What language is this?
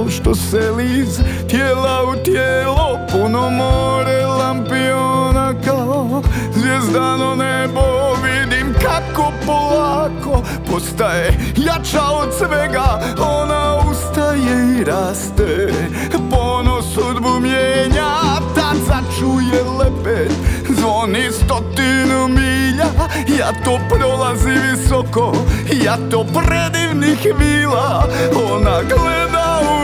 Croatian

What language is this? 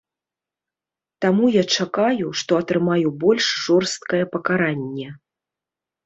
Belarusian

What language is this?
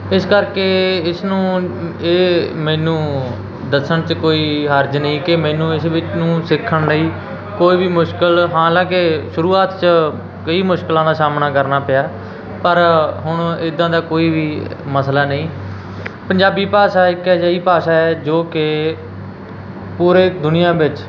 Punjabi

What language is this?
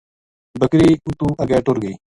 Gujari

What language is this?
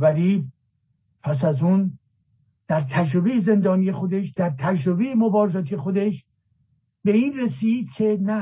Persian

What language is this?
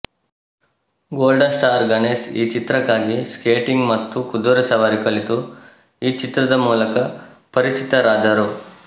Kannada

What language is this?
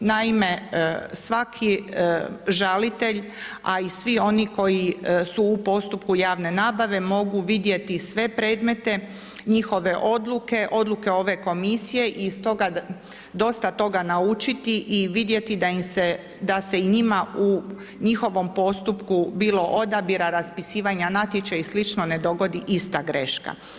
Croatian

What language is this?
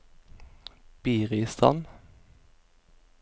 Norwegian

